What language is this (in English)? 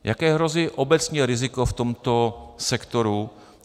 Czech